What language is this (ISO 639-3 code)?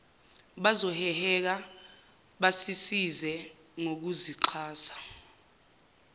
zul